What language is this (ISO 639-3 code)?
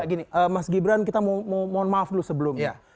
ind